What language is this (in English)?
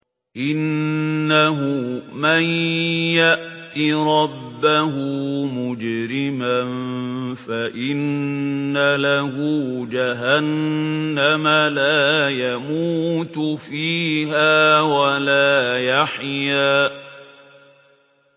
Arabic